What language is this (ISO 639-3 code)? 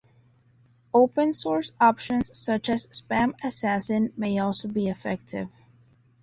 eng